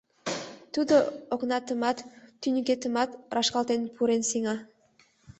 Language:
Mari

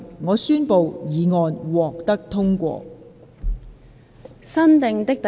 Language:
Cantonese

